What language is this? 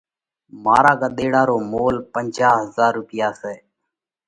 Parkari Koli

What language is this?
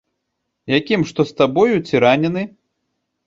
Belarusian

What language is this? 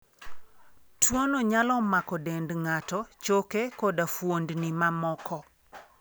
Luo (Kenya and Tanzania)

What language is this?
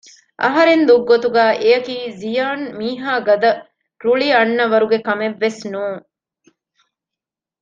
Divehi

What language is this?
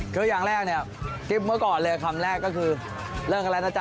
Thai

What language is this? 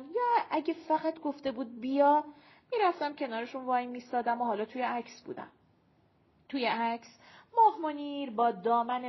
Persian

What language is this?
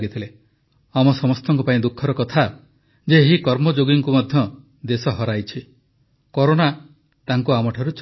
Odia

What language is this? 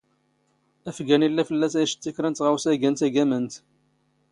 Standard Moroccan Tamazight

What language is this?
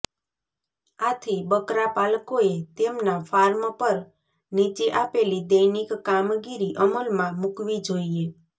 Gujarati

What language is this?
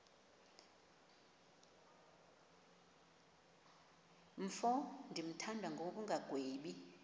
Xhosa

